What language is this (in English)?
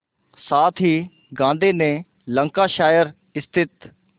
Hindi